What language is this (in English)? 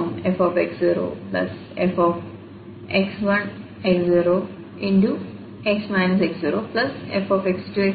Malayalam